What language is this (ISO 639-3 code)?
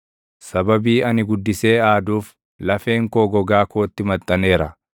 orm